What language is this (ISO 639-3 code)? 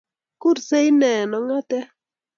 kln